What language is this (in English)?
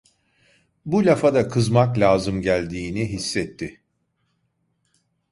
Turkish